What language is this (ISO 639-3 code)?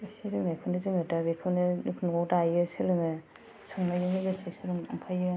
brx